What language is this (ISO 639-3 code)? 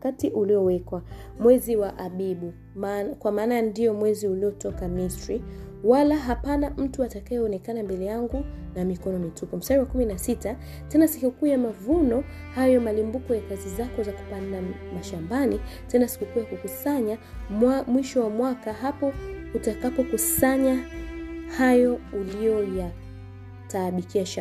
swa